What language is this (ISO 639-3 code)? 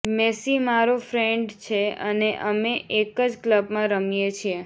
guj